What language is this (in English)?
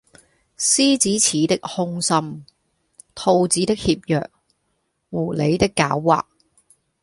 Cantonese